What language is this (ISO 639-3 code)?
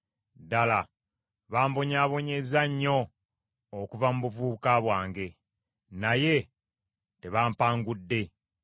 lug